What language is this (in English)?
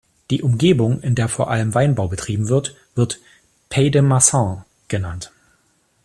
German